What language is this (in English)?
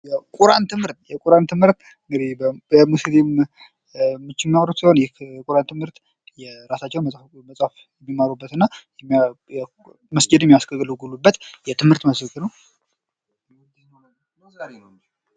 Amharic